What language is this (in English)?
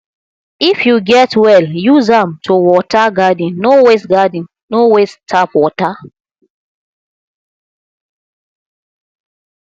Nigerian Pidgin